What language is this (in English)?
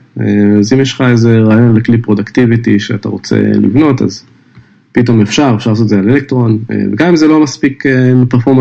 Hebrew